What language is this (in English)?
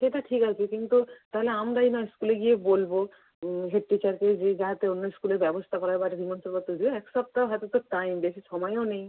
Bangla